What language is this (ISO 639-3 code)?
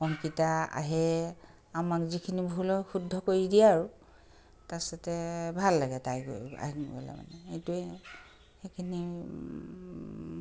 asm